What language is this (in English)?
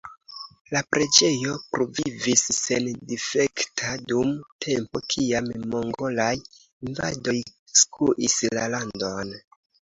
Esperanto